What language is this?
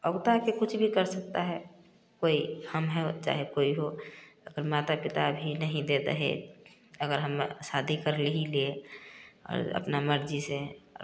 Hindi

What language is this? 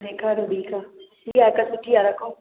Sindhi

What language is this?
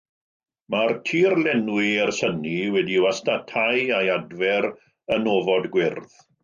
Welsh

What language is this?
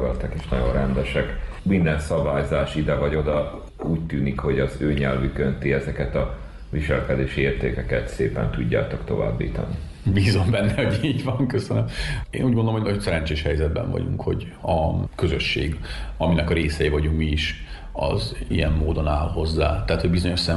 Hungarian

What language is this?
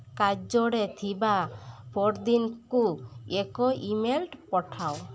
Odia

